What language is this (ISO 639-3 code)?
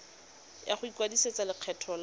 tsn